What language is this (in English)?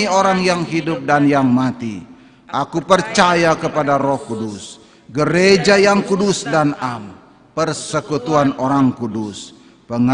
Indonesian